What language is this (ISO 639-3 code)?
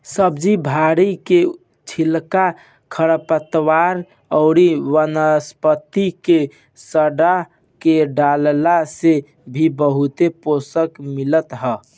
bho